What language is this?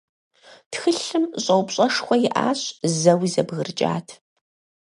Kabardian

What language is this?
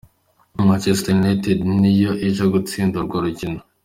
Kinyarwanda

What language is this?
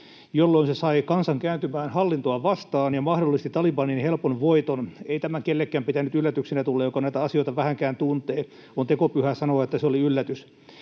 Finnish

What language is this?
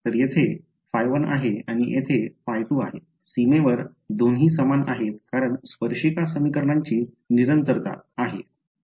Marathi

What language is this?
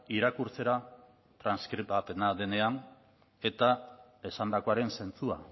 Basque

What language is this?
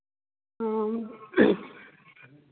Dogri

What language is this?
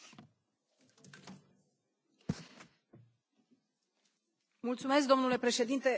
Romanian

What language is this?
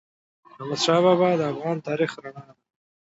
Pashto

